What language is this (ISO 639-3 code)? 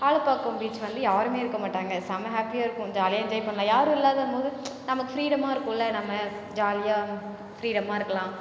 tam